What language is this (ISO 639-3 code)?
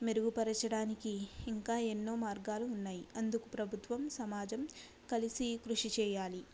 tel